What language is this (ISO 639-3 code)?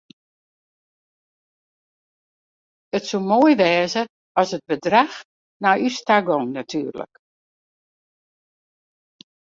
fry